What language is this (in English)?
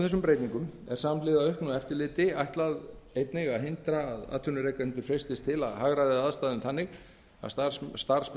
Icelandic